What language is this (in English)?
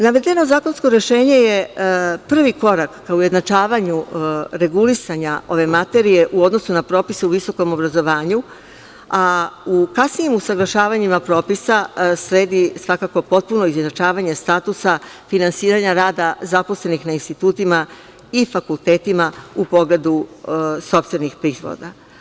Serbian